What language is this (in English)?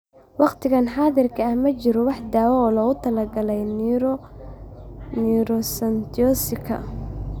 Somali